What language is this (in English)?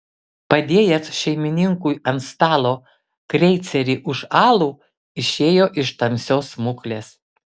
Lithuanian